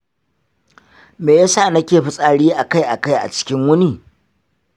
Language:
Hausa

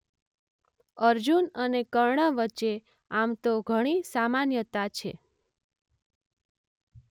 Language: Gujarati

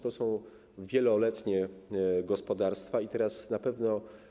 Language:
Polish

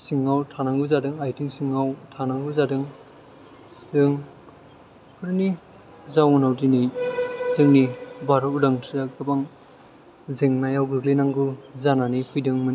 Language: Bodo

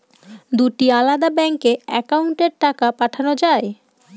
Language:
Bangla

